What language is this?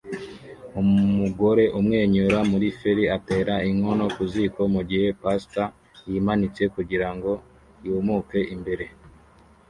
Kinyarwanda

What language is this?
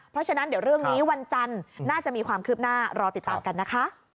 Thai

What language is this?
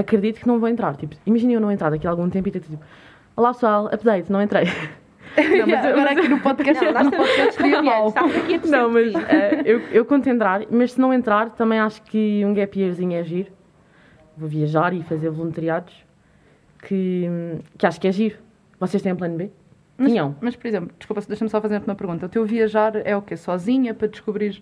Portuguese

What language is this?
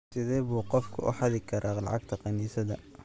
Somali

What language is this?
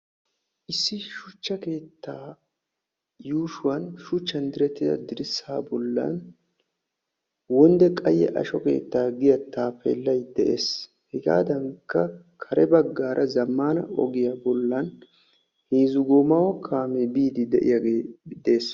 Wolaytta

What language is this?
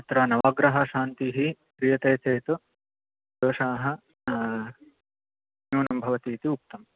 Sanskrit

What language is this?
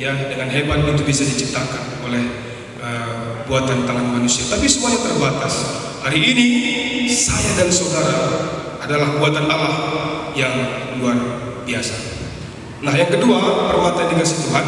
Indonesian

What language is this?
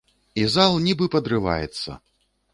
Belarusian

